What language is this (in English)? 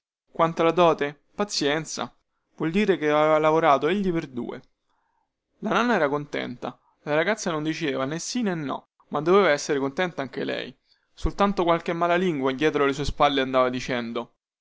Italian